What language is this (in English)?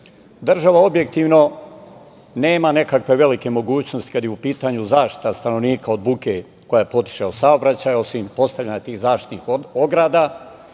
Serbian